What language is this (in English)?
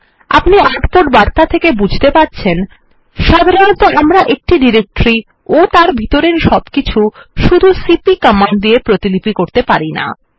Bangla